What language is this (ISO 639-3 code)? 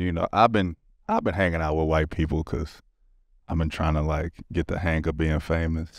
eng